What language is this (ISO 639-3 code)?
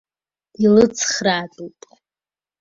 abk